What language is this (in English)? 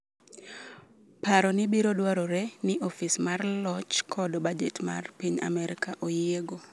Luo (Kenya and Tanzania)